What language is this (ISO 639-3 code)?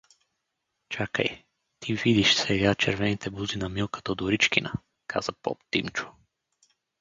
bul